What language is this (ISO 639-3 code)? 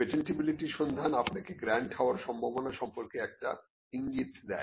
ben